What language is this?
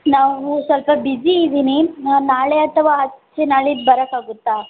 Kannada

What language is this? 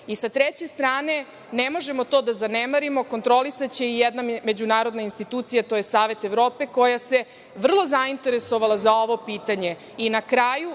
Serbian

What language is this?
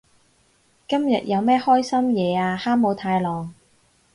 Cantonese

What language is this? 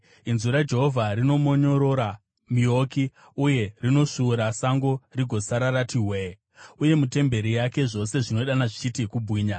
Shona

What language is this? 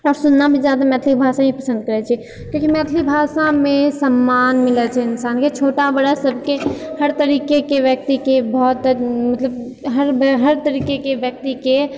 Maithili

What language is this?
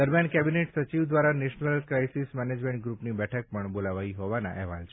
Gujarati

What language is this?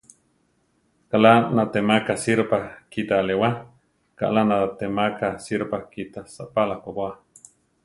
Central Tarahumara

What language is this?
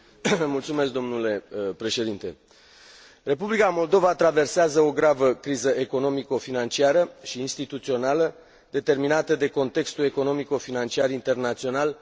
Romanian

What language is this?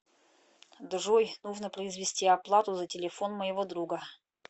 Russian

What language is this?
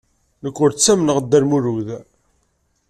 Kabyle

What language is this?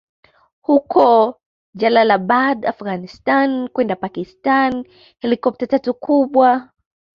Swahili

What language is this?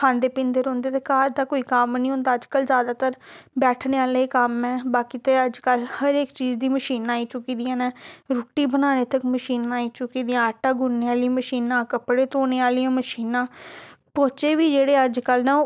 Dogri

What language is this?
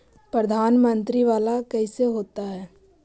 Magahi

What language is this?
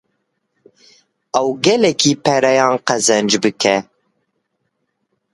Kurdish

